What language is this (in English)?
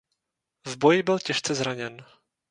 Czech